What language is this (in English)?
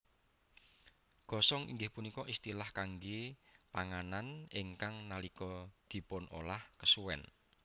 Javanese